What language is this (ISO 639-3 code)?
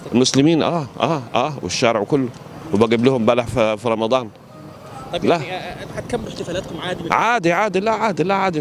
ara